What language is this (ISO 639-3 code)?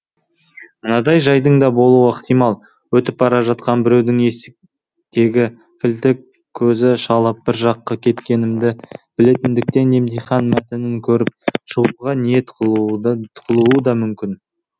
kaz